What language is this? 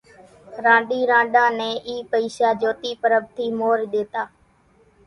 Kachi Koli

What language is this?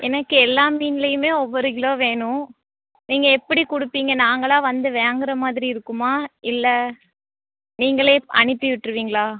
Tamil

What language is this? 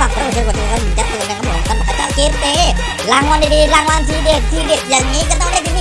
Thai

